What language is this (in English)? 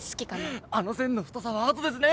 Japanese